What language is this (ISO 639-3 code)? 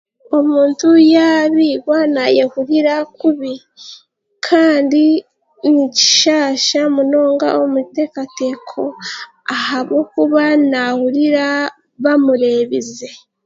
cgg